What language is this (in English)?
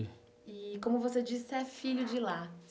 Portuguese